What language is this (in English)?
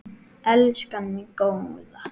Icelandic